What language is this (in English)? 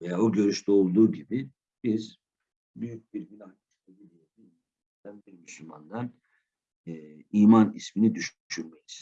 Turkish